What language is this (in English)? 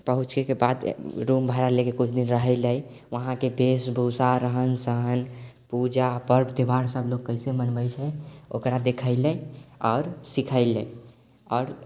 Maithili